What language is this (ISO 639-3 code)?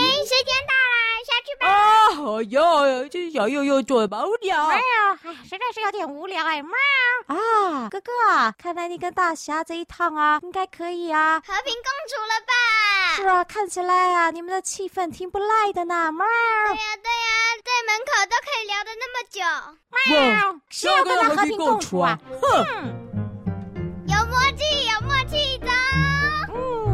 zho